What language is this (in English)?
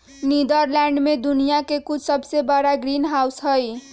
Magahi